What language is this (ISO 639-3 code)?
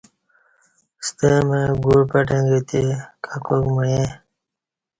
bsh